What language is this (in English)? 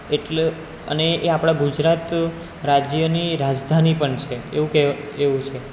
Gujarati